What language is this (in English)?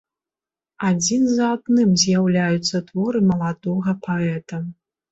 Belarusian